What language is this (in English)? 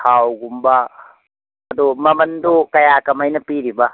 Manipuri